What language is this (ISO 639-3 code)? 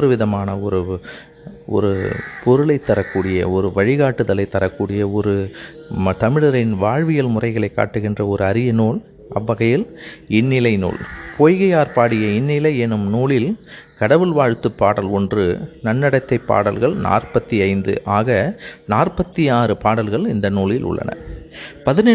tam